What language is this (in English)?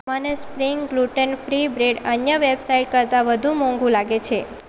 Gujarati